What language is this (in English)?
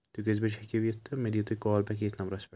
Kashmiri